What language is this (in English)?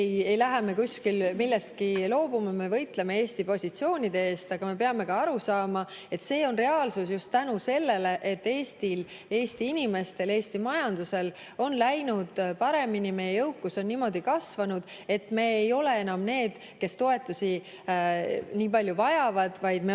Estonian